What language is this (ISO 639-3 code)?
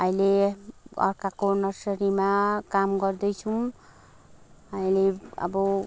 nep